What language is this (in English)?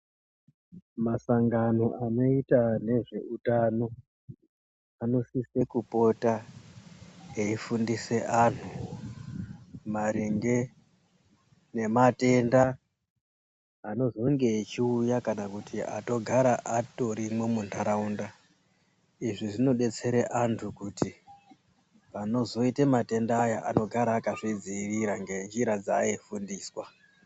Ndau